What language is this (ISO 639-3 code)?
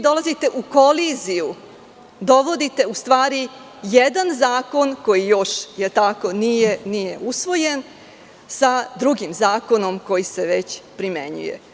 srp